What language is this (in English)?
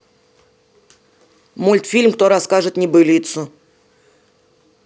Russian